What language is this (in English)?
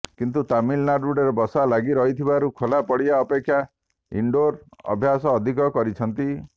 Odia